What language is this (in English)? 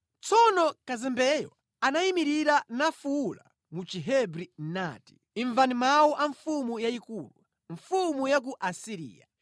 Nyanja